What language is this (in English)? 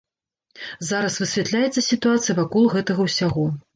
Belarusian